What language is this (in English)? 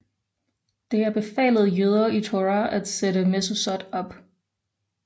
Danish